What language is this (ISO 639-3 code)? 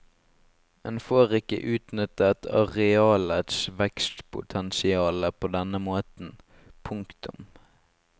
nor